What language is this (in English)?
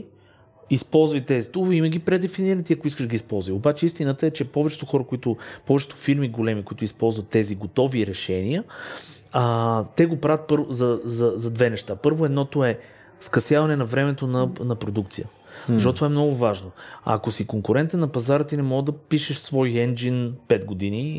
Bulgarian